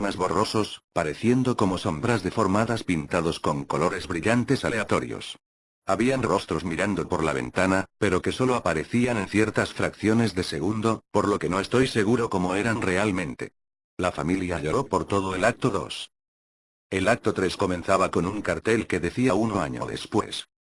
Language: Spanish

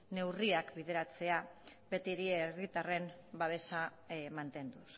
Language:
Basque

